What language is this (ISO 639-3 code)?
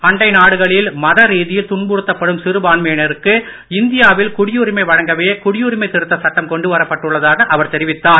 tam